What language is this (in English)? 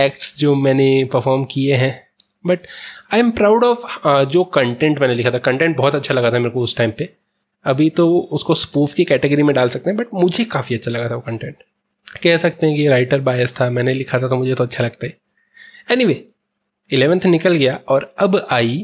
Hindi